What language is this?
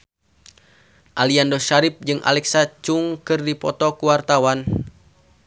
Sundanese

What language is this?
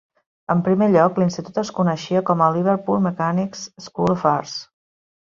Catalan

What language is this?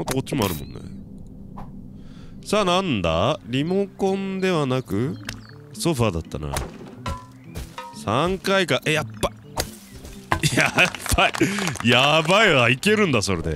Japanese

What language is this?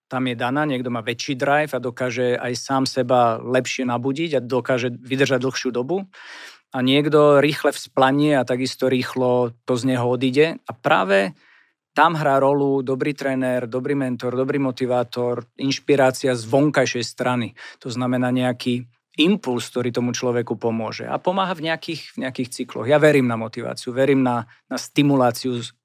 Slovak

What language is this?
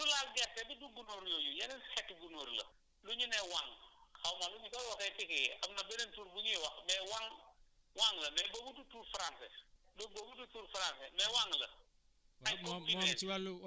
Wolof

